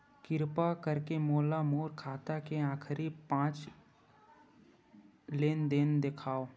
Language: Chhattisgarhi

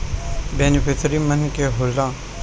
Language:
Bhojpuri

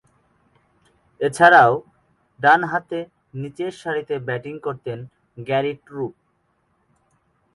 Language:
Bangla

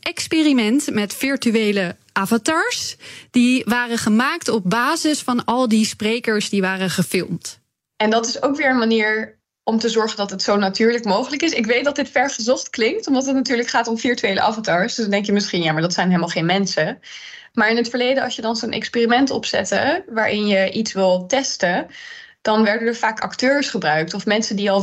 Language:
Dutch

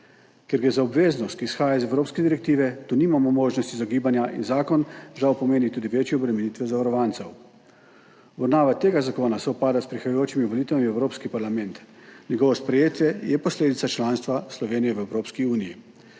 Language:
Slovenian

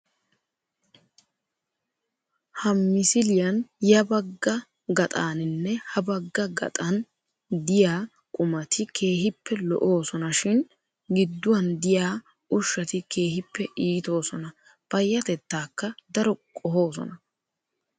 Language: Wolaytta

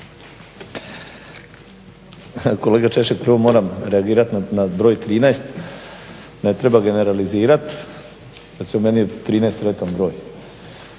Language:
Croatian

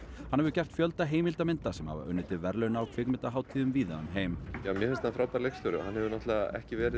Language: Icelandic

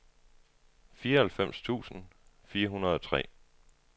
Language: Danish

